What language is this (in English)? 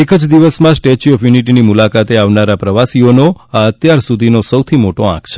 Gujarati